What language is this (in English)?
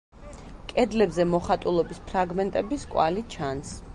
Georgian